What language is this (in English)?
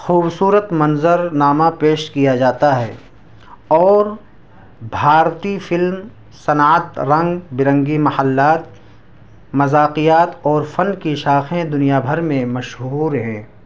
Urdu